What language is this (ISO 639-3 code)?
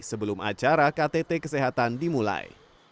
ind